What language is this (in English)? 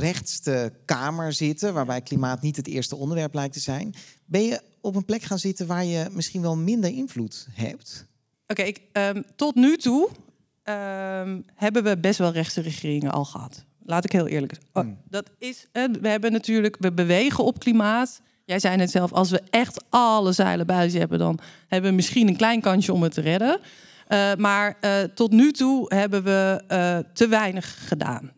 Dutch